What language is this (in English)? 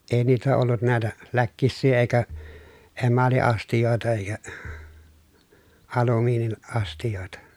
Finnish